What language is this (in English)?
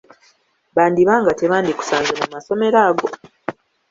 Ganda